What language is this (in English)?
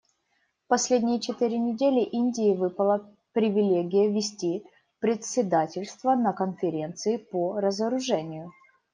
Russian